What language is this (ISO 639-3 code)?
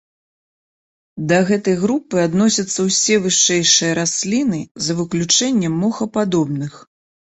bel